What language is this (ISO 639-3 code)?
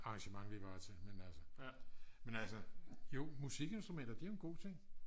dan